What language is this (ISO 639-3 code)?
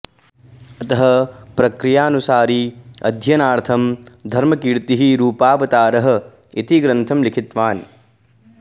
san